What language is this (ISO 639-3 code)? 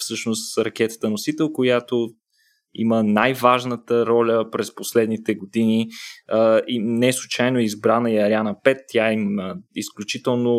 bul